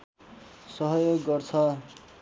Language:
Nepali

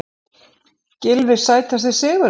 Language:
Icelandic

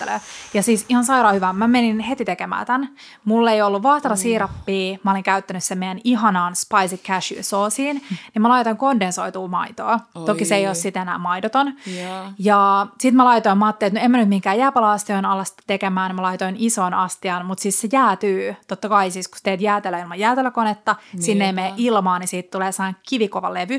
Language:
Finnish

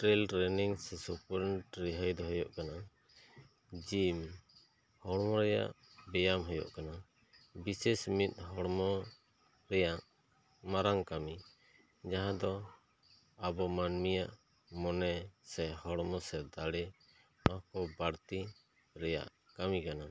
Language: Santali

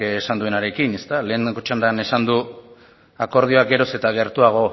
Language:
Basque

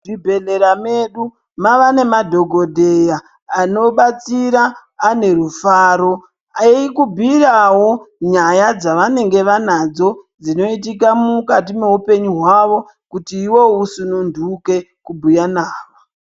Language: Ndau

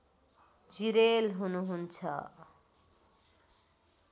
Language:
Nepali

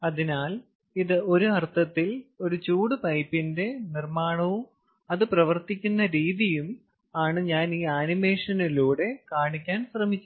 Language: Malayalam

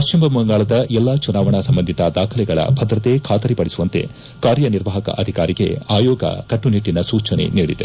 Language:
Kannada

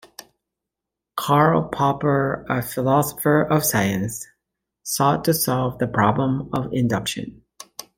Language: English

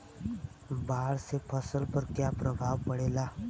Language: Bhojpuri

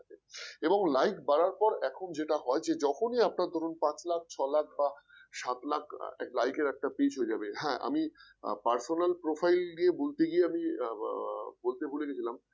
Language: Bangla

